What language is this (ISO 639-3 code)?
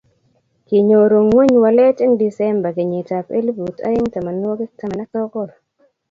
kln